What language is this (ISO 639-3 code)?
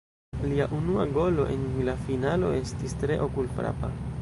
epo